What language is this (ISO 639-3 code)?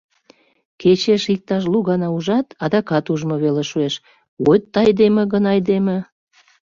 chm